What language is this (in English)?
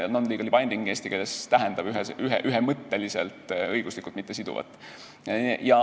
Estonian